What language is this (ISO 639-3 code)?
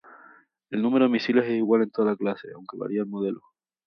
spa